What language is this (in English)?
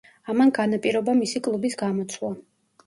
Georgian